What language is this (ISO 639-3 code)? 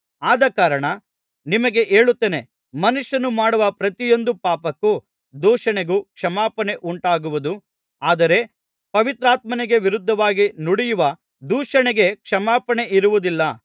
kan